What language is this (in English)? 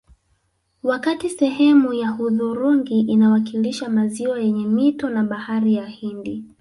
Swahili